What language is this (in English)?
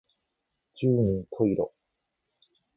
Japanese